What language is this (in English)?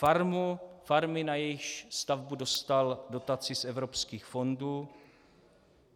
Czech